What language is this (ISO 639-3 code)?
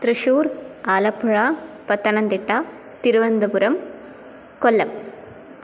san